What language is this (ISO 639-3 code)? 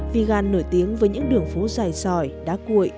vie